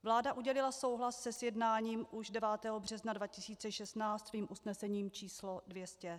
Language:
Czech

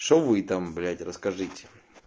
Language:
Russian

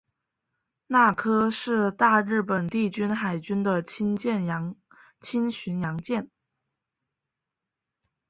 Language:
Chinese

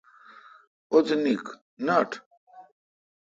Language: Kalkoti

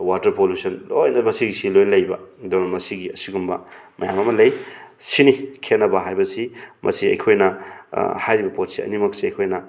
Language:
Manipuri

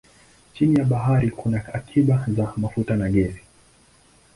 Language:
Swahili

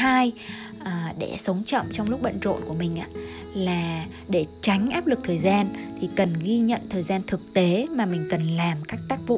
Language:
Vietnamese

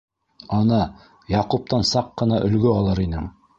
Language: Bashkir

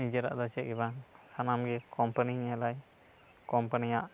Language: Santali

